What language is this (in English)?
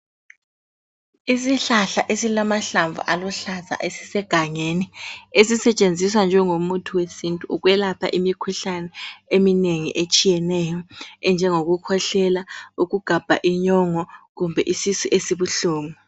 North Ndebele